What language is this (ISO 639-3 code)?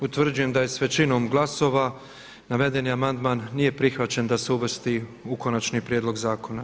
hrv